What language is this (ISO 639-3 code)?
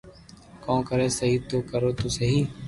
lrk